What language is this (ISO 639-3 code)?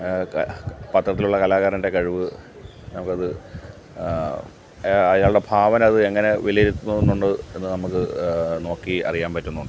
mal